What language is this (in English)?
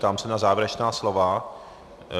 Czech